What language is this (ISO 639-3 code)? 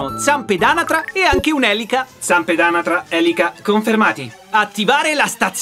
ita